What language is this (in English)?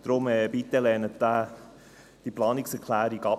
Swiss German